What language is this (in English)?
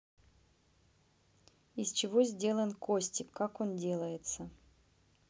Russian